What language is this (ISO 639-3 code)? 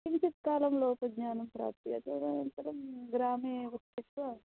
san